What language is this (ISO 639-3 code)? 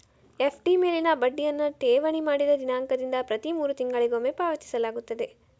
kan